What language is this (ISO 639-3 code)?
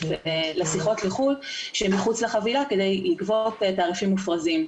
heb